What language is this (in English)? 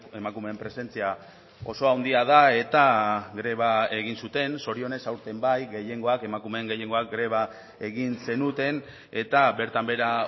Basque